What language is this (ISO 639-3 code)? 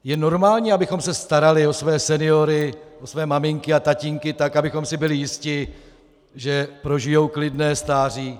ces